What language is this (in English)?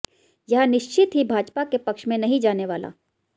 Hindi